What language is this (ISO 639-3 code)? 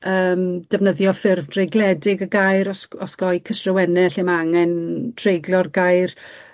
cym